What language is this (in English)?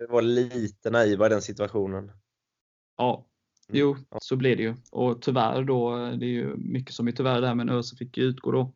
Swedish